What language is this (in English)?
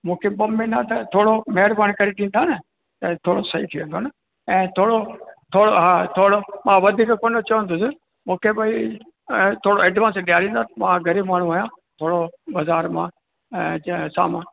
Sindhi